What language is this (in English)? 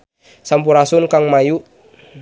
Sundanese